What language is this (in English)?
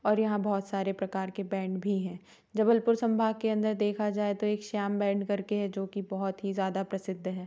Hindi